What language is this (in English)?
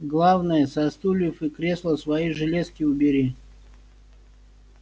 Russian